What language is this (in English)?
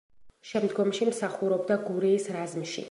Georgian